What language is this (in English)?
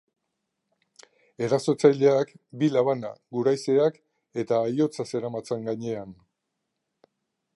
Basque